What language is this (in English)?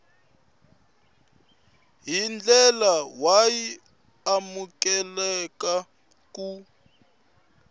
Tsonga